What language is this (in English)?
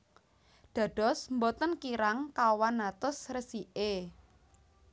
Javanese